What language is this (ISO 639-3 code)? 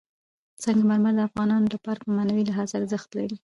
pus